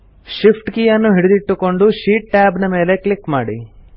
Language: Kannada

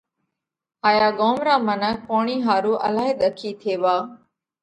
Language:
Parkari Koli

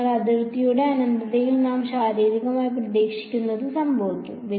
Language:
Malayalam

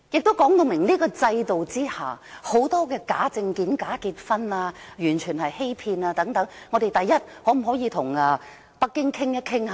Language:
Cantonese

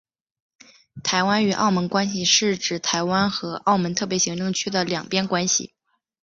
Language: Chinese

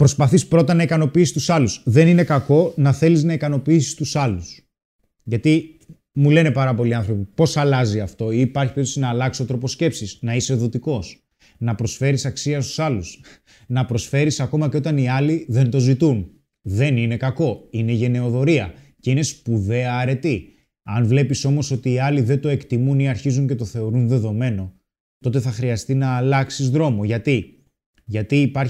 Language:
Greek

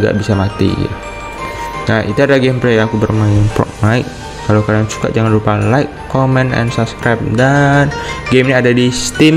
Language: Indonesian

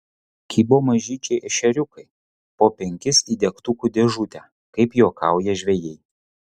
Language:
Lithuanian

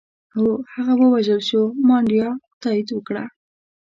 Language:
Pashto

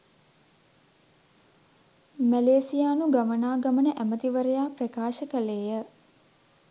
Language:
Sinhala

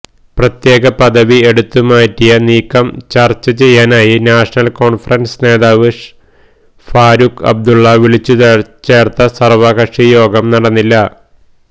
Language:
Malayalam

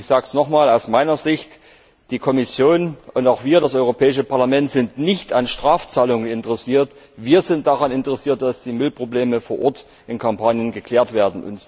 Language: German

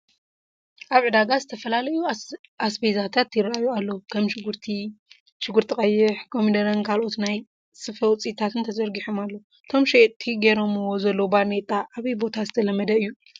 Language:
Tigrinya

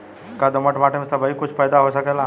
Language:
Bhojpuri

